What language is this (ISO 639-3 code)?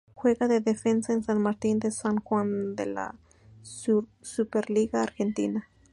spa